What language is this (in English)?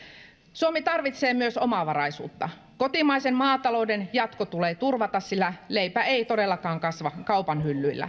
Finnish